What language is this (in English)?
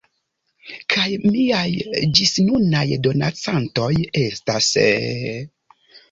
Esperanto